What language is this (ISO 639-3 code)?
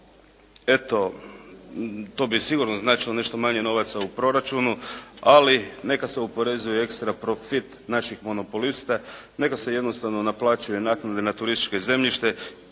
hrv